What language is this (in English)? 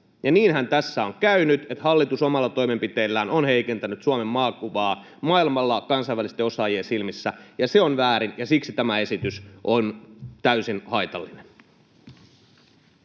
Finnish